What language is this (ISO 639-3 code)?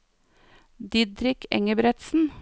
nor